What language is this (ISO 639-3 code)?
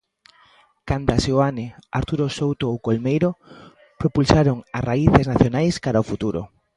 glg